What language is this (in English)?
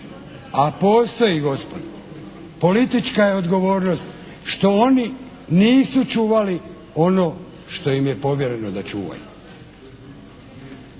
Croatian